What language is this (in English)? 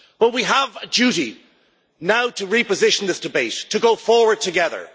English